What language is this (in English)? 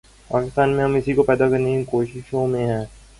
Urdu